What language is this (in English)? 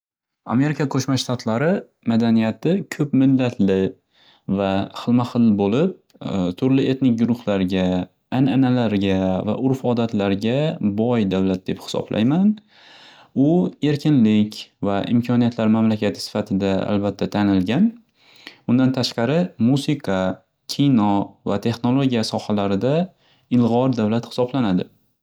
Uzbek